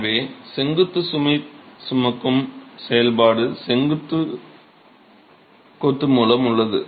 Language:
Tamil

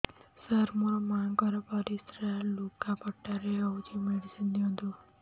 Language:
Odia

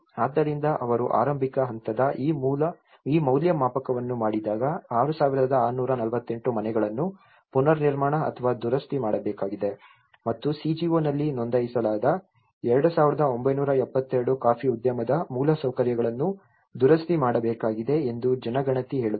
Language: Kannada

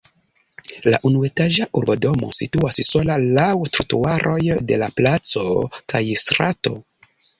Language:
Esperanto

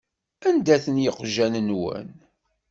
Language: Kabyle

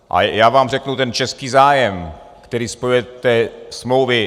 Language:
Czech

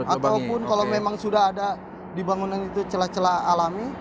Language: Indonesian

